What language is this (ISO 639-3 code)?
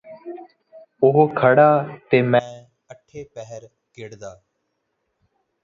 pan